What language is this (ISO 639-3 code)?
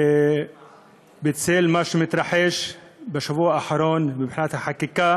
heb